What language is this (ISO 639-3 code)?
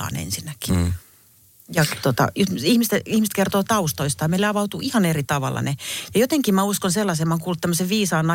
fin